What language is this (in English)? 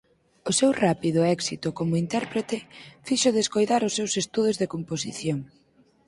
Galician